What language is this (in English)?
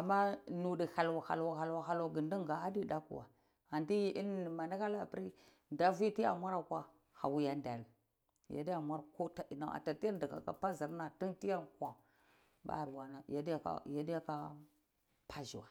Cibak